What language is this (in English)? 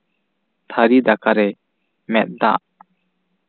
Santali